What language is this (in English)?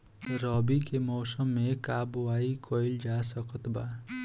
Bhojpuri